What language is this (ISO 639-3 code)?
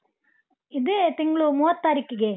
kan